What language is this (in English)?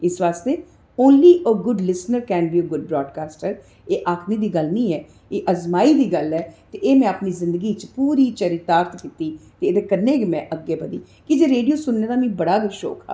Dogri